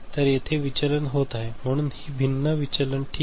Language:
Marathi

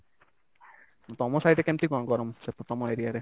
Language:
Odia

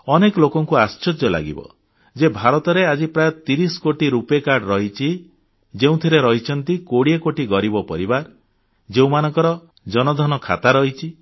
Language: Odia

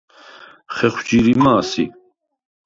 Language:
Svan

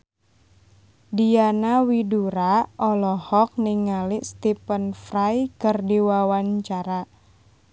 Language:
Sundanese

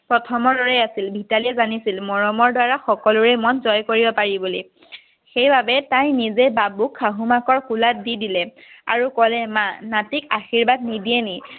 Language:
Assamese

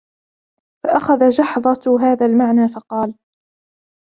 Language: Arabic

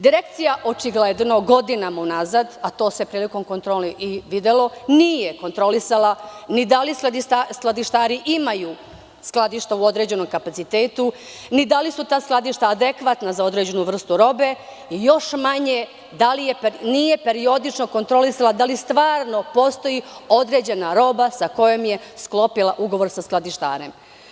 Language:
Serbian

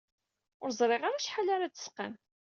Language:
Kabyle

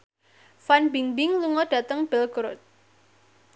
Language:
Javanese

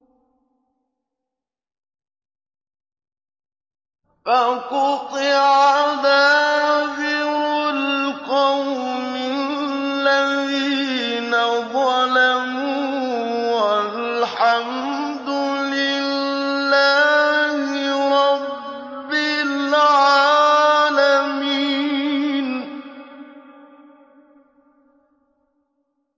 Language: Arabic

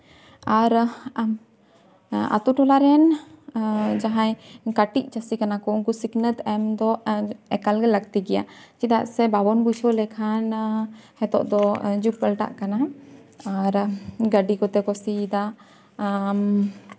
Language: Santali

